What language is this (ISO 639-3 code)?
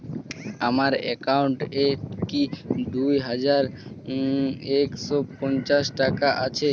ben